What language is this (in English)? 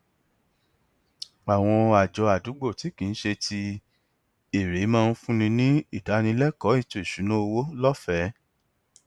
Yoruba